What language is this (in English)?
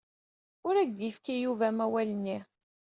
Kabyle